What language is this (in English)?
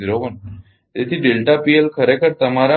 Gujarati